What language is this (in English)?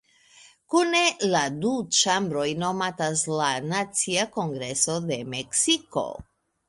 Esperanto